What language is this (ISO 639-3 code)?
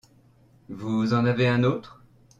fra